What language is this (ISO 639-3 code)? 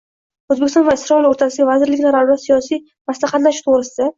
uzb